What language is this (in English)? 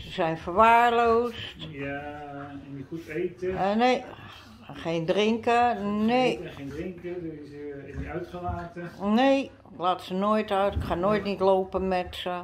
Dutch